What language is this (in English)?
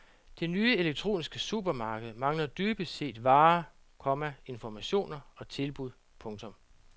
Danish